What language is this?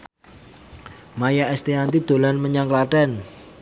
Javanese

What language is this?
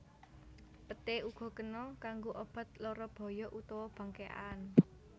Javanese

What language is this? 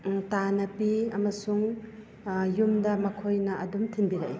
Manipuri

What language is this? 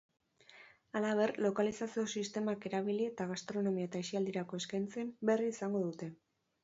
Basque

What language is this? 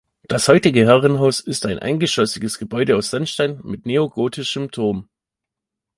German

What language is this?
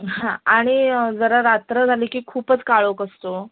Marathi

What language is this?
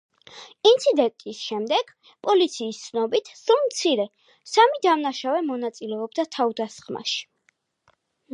Georgian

